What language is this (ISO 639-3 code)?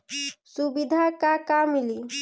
bho